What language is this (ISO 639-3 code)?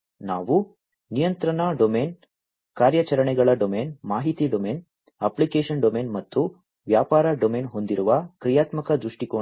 kan